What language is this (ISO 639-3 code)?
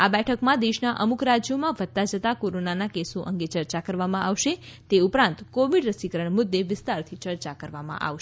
guj